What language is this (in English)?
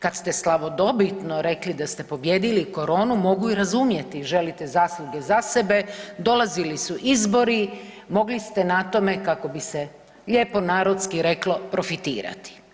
Croatian